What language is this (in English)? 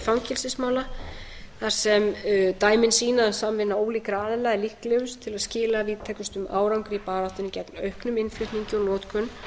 Icelandic